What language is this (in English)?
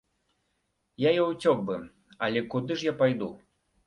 Belarusian